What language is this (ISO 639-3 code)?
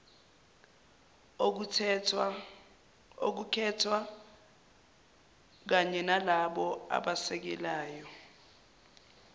zul